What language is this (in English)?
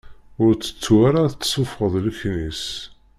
Kabyle